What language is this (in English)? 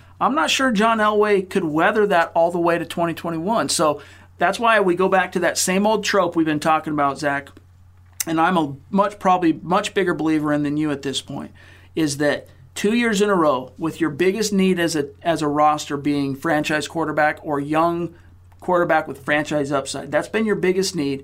English